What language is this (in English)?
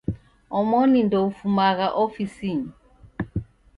Taita